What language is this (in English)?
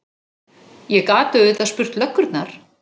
Icelandic